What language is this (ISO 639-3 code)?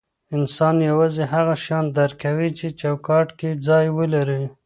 pus